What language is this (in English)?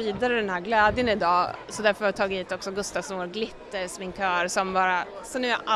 Swedish